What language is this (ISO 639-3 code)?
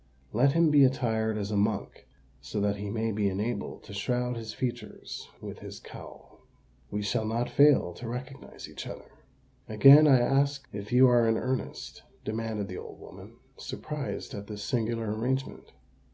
eng